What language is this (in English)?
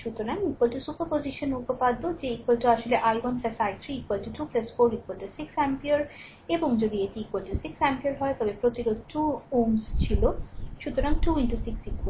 Bangla